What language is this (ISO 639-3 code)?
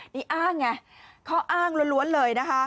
tha